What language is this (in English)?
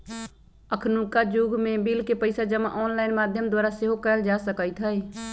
Magahi